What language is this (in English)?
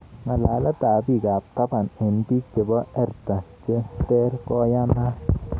Kalenjin